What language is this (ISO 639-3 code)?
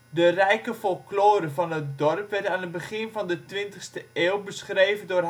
nld